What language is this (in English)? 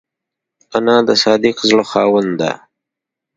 Pashto